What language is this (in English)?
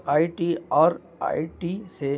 Urdu